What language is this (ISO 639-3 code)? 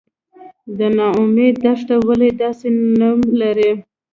pus